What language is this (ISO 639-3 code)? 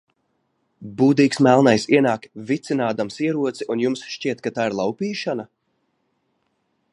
lav